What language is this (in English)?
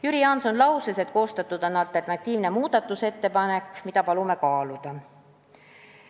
Estonian